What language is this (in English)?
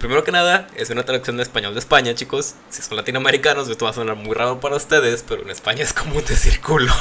Spanish